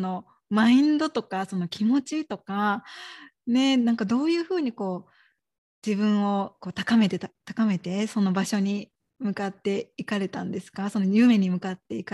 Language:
Japanese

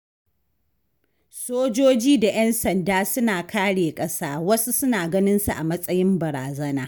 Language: Hausa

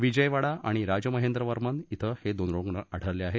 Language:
Marathi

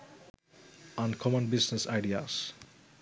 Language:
Sinhala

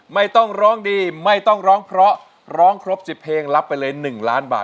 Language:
Thai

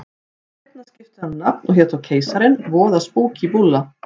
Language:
Icelandic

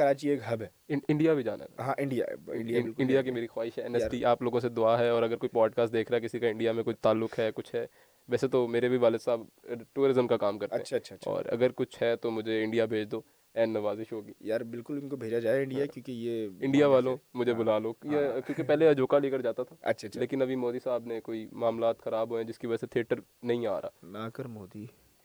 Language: Urdu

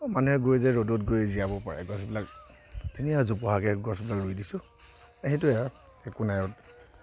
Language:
Assamese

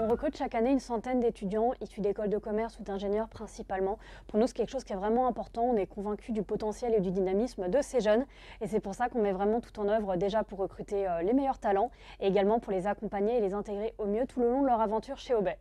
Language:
French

